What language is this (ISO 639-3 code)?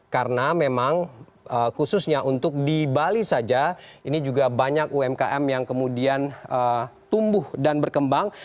ind